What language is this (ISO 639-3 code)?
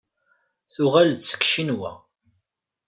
kab